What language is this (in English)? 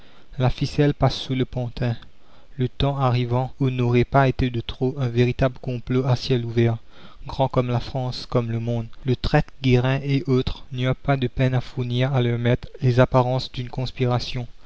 French